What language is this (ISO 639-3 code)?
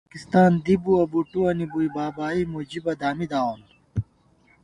gwt